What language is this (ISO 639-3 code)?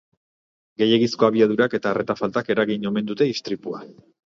eus